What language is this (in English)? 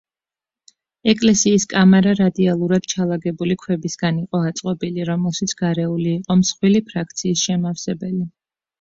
Georgian